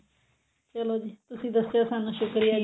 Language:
Punjabi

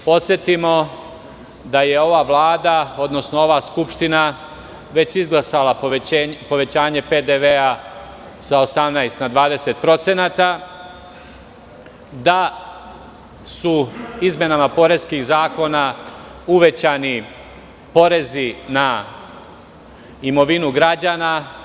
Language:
Serbian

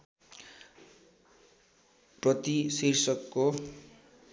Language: Nepali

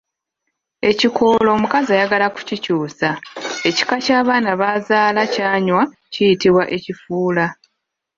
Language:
Ganda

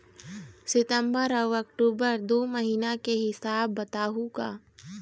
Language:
Chhattisgarhi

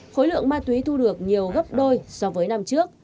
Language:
Vietnamese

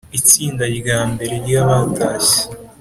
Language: Kinyarwanda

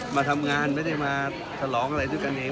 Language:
Thai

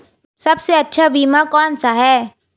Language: Hindi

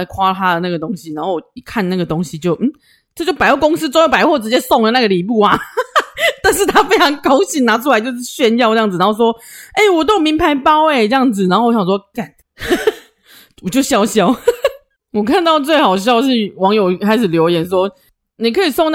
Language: Chinese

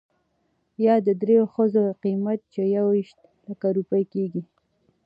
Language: Pashto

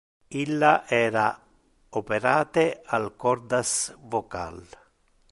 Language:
Interlingua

